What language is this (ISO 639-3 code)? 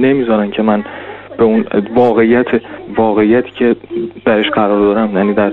fas